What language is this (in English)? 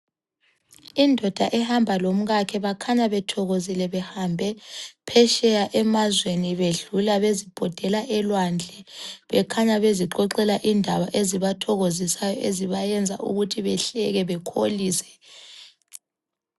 North Ndebele